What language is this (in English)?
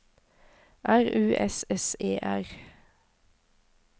Norwegian